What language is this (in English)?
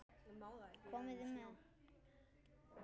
Icelandic